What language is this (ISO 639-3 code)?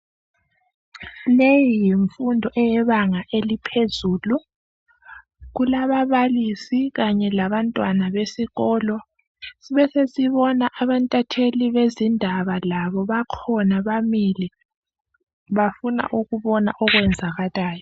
nde